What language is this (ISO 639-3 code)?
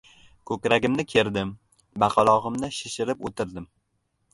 uzb